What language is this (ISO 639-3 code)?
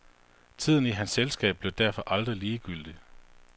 dan